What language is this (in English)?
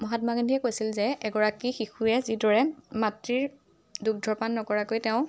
Assamese